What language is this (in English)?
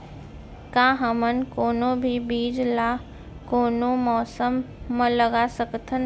Chhattisgarhi